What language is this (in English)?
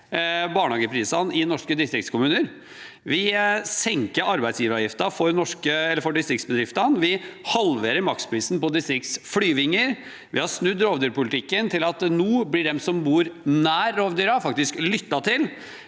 Norwegian